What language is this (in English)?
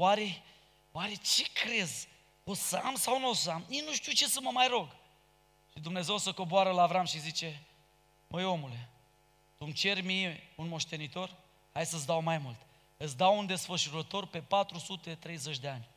Romanian